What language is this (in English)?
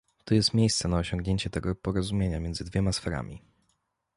Polish